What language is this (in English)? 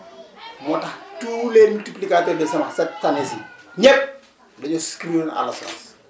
Wolof